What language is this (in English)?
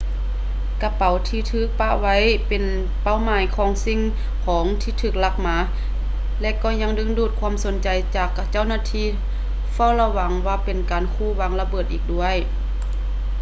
Lao